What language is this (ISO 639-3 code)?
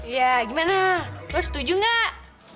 ind